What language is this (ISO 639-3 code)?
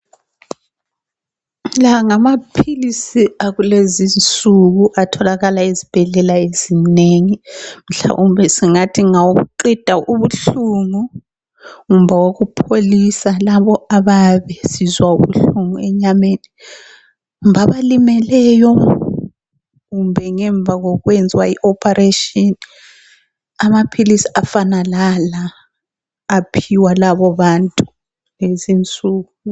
nde